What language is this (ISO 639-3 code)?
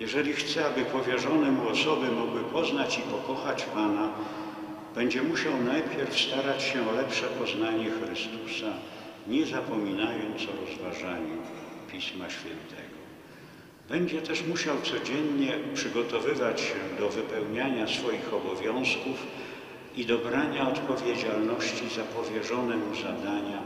pol